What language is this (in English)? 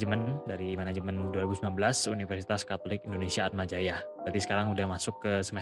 Indonesian